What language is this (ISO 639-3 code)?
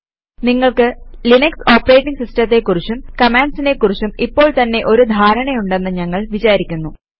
mal